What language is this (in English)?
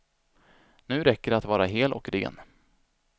Swedish